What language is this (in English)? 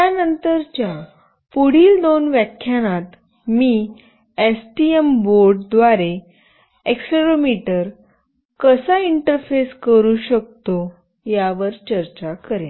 Marathi